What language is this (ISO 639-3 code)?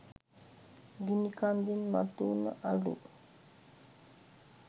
sin